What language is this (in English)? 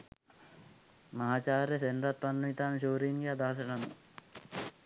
Sinhala